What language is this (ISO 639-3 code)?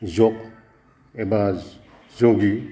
brx